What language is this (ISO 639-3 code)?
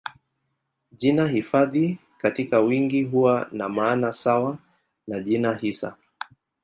swa